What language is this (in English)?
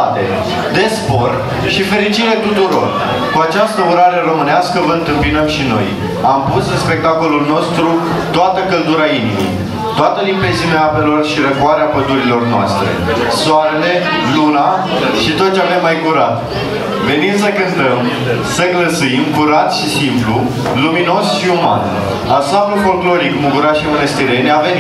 Romanian